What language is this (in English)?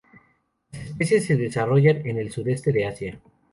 Spanish